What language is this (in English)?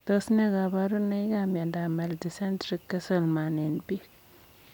Kalenjin